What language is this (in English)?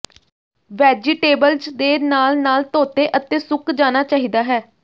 Punjabi